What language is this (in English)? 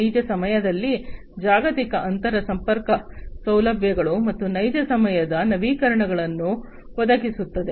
Kannada